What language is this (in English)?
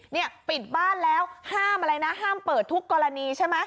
Thai